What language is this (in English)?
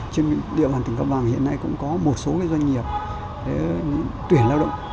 Vietnamese